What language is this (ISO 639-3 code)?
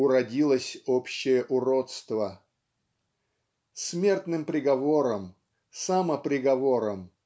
rus